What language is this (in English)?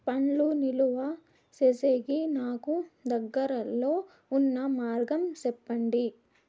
Telugu